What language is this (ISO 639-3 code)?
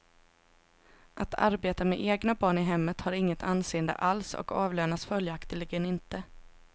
swe